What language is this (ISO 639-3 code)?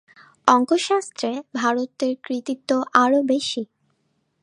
ben